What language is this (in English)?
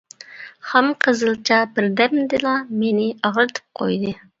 Uyghur